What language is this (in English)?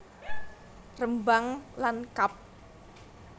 Javanese